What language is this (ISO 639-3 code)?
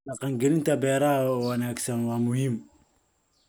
som